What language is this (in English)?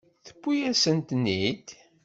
Kabyle